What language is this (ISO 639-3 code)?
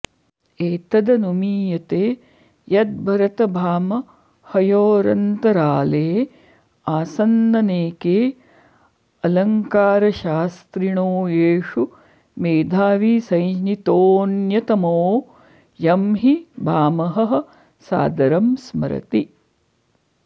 san